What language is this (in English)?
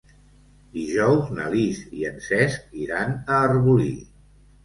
Catalan